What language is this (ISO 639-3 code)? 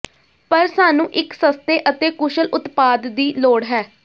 pan